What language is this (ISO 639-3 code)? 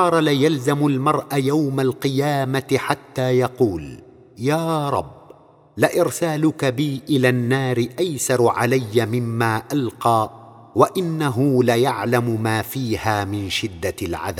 ara